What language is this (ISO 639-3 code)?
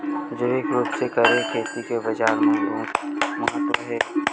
hne